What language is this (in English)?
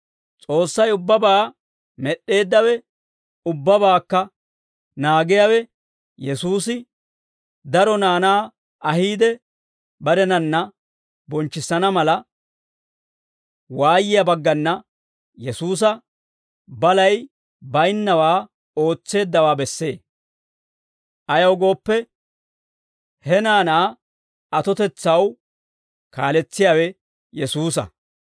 Dawro